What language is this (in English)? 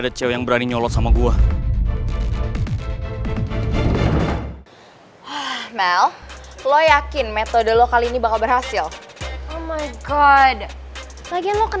Indonesian